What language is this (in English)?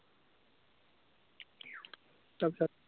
Assamese